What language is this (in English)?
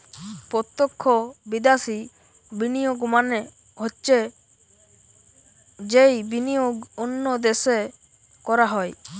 Bangla